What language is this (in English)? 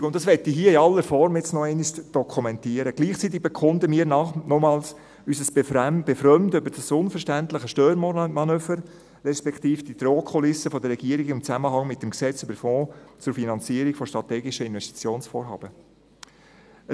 Swiss German